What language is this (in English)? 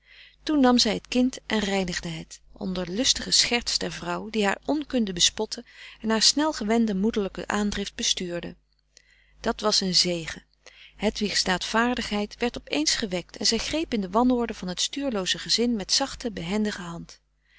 Dutch